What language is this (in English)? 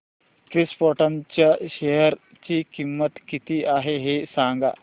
Marathi